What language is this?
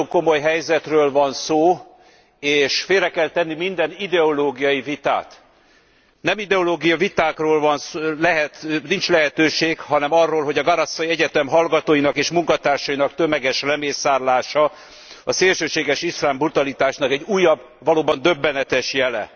Hungarian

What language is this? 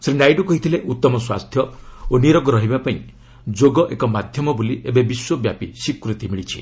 Odia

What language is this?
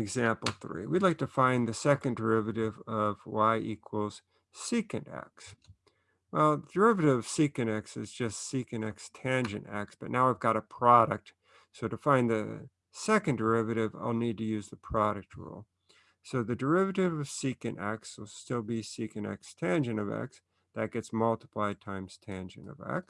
English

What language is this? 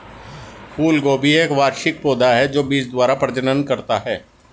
Hindi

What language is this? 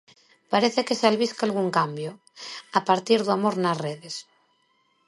Galician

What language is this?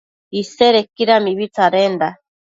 Matsés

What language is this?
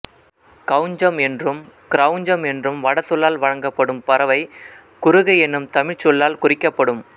Tamil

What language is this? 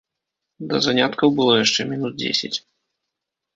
Belarusian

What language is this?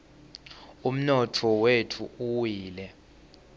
Swati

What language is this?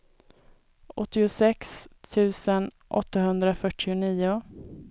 Swedish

